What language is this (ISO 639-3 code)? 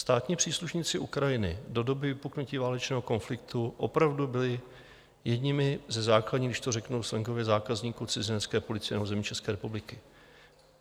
ces